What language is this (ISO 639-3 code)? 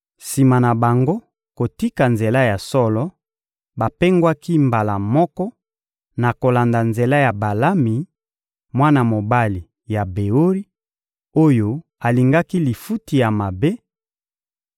lin